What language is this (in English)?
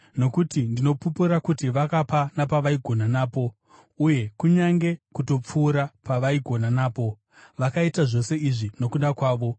Shona